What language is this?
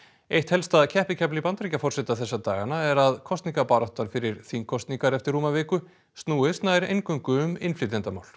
Icelandic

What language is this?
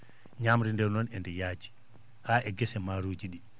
Fula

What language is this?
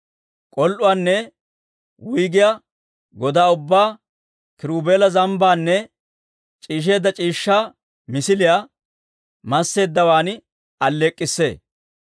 Dawro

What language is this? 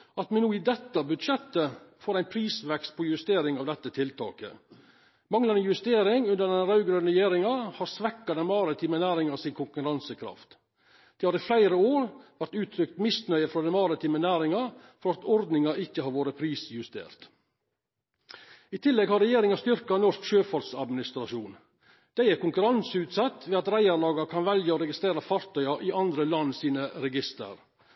Norwegian Nynorsk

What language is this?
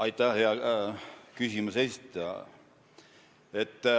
Estonian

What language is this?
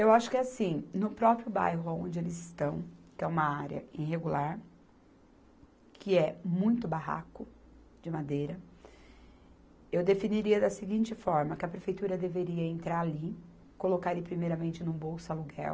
Portuguese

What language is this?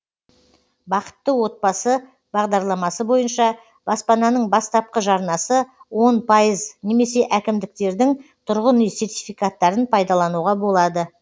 Kazakh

